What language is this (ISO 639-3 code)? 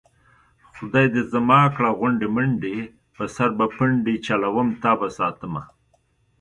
pus